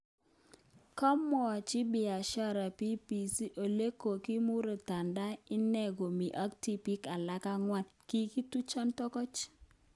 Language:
Kalenjin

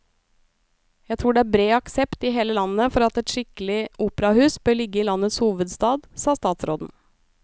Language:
Norwegian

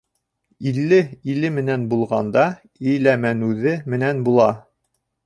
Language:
Bashkir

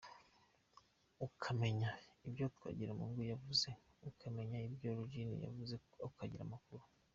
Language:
Kinyarwanda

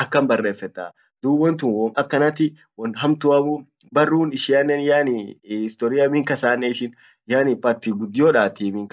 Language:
Orma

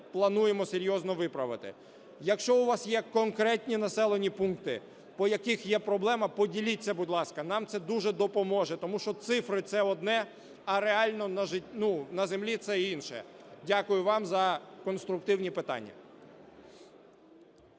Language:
Ukrainian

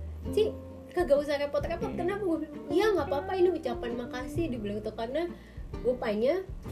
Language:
Indonesian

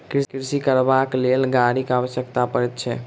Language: Maithili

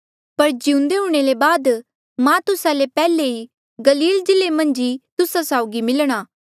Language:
Mandeali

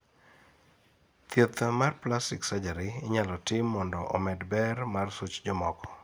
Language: Luo (Kenya and Tanzania)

